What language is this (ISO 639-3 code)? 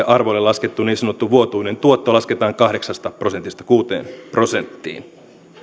fin